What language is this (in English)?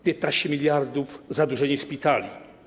Polish